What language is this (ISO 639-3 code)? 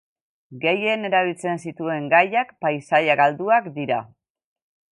eus